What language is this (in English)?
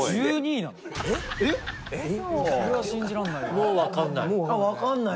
Japanese